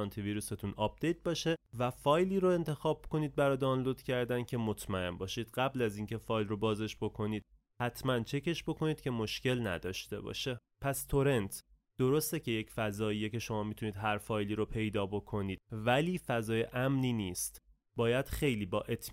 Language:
Persian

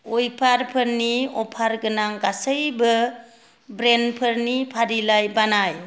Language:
Bodo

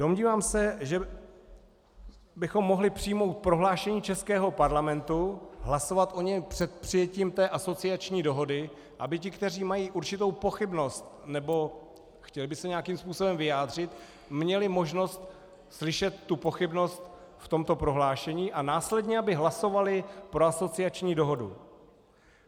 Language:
Czech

